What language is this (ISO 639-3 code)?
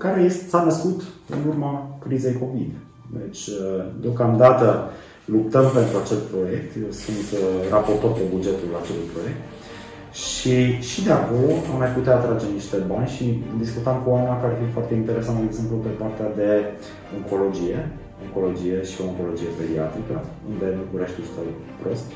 ron